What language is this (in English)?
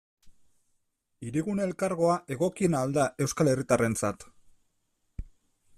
Basque